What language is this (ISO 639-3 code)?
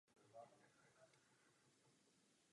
ces